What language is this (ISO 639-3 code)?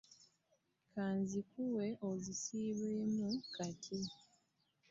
lug